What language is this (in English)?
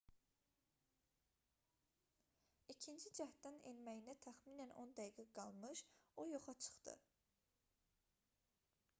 Azerbaijani